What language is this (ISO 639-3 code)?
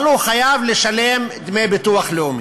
heb